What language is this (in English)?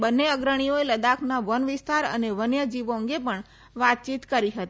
Gujarati